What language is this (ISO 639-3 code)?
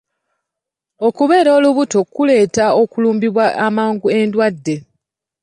lug